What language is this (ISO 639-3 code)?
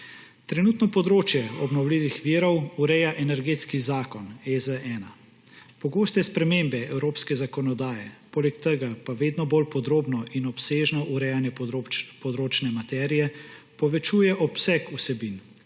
slv